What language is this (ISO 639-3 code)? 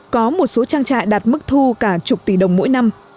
vie